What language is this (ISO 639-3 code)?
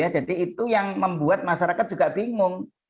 ind